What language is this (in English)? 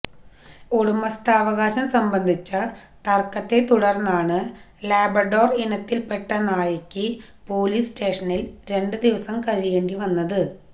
Malayalam